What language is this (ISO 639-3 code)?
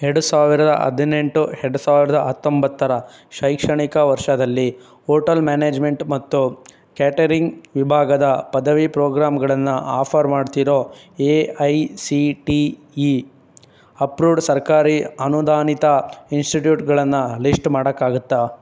kan